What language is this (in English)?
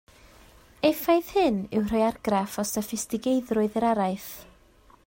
Welsh